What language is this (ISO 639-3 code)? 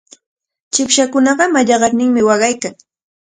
qvl